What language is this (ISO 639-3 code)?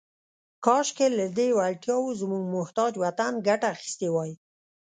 pus